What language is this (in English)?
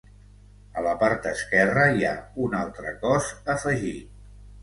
Catalan